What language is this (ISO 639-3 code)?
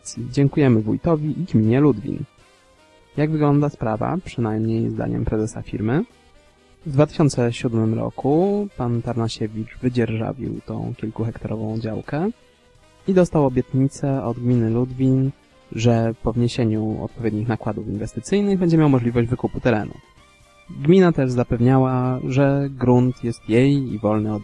pol